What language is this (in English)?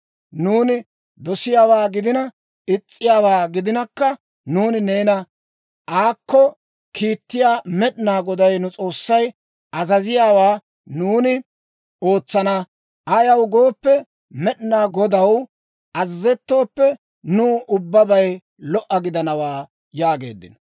Dawro